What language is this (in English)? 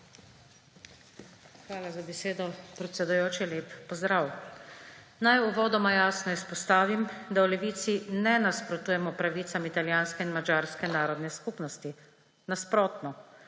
Slovenian